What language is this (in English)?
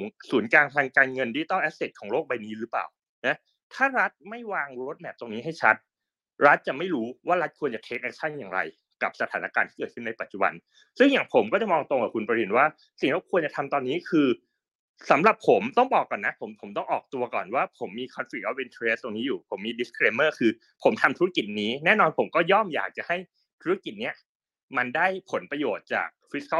Thai